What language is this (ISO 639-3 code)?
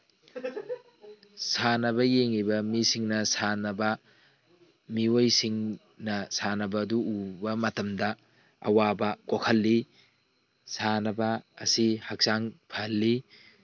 mni